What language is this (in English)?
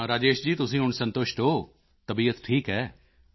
Punjabi